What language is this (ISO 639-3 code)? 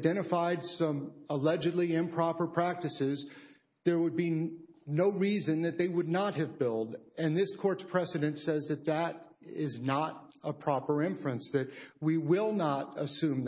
eng